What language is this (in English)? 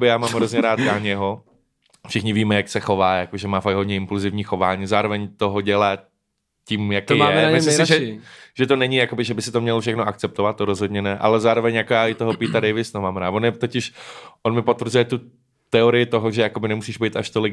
Czech